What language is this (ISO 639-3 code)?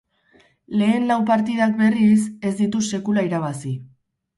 eus